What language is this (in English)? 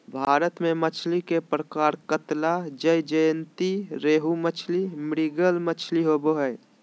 Magahi